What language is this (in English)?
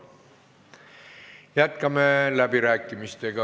Estonian